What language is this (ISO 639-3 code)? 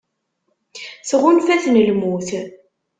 kab